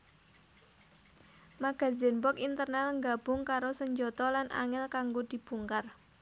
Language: Javanese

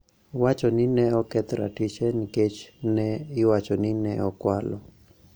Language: Luo (Kenya and Tanzania)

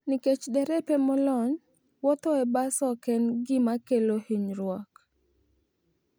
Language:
Luo (Kenya and Tanzania)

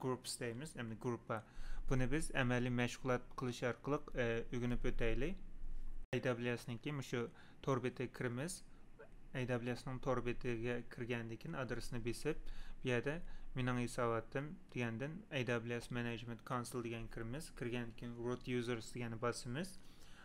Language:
Turkish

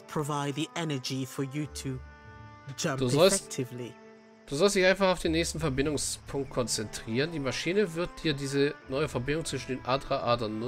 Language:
German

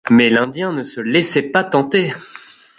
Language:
French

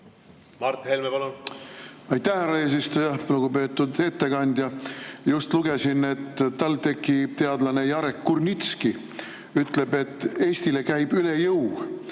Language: Estonian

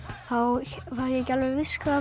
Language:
Icelandic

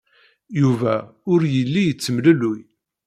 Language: Kabyle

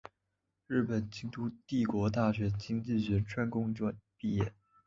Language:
Chinese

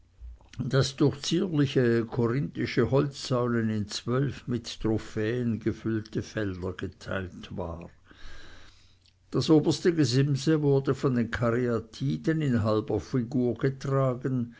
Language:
German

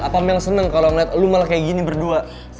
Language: Indonesian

